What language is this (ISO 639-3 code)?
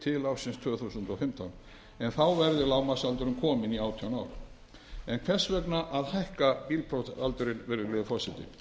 isl